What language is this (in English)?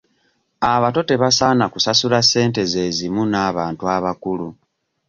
Ganda